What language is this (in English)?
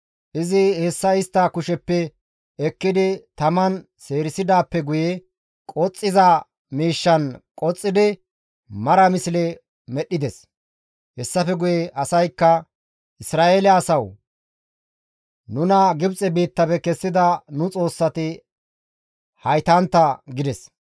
Gamo